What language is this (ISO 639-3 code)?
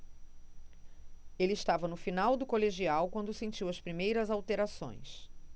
por